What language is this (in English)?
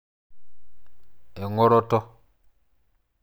Masai